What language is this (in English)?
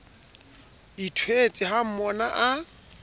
Southern Sotho